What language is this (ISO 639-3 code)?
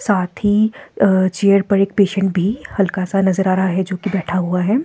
hin